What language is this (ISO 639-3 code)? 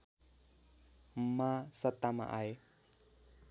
nep